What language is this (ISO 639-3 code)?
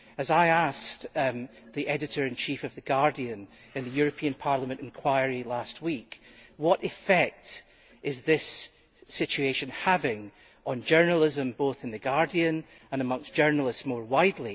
eng